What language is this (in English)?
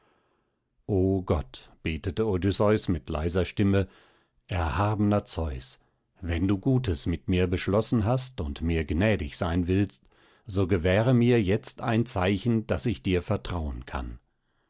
German